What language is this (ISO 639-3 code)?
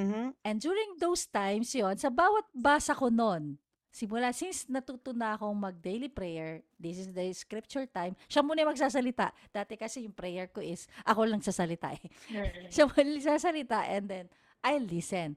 fil